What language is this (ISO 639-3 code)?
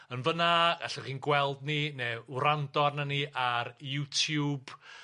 cym